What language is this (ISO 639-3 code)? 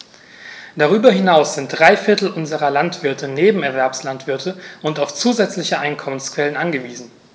deu